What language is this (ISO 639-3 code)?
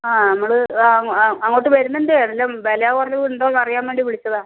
mal